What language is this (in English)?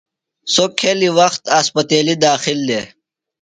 Phalura